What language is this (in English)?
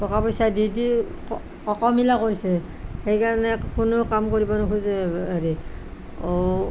Assamese